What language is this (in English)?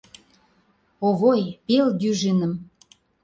Mari